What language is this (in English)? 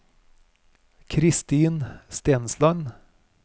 Norwegian